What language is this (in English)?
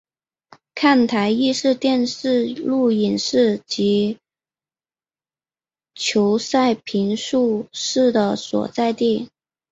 Chinese